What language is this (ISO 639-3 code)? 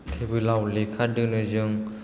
brx